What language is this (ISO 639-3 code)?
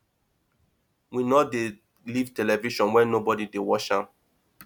pcm